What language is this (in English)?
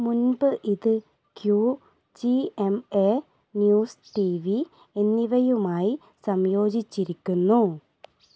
Malayalam